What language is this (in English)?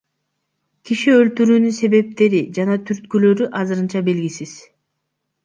Kyrgyz